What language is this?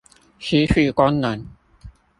Chinese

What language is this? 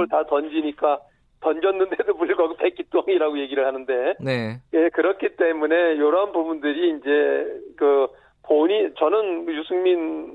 Korean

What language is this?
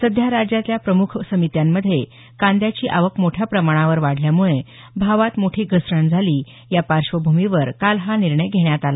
Marathi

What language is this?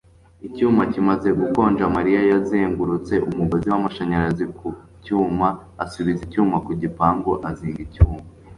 Kinyarwanda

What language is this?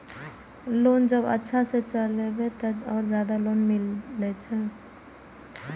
Maithili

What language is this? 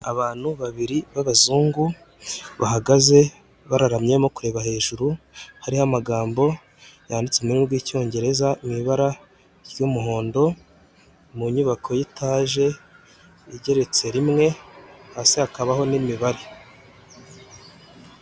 Kinyarwanda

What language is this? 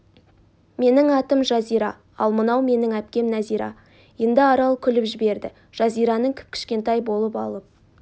Kazakh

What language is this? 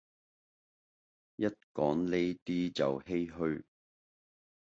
Cantonese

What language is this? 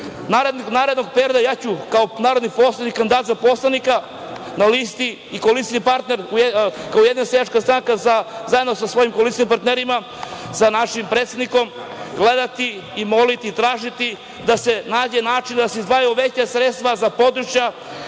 Serbian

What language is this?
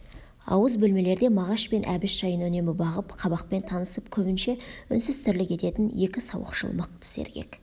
Kazakh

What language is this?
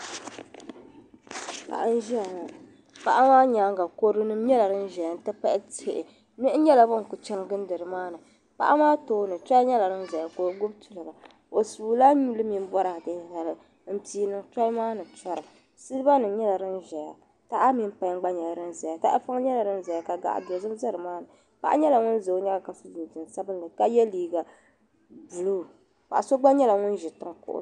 Dagbani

